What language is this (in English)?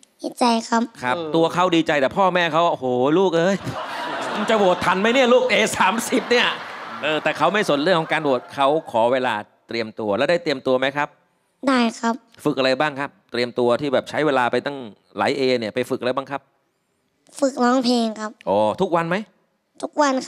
Thai